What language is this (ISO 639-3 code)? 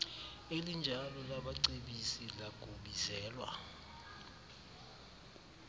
xho